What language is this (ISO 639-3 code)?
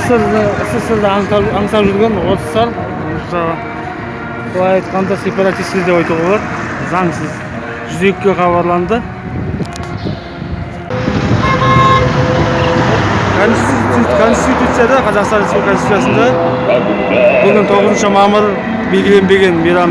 tur